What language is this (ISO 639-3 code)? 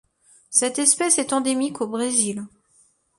fra